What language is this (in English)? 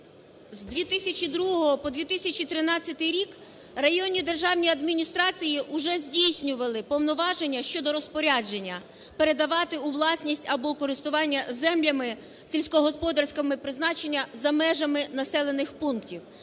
Ukrainian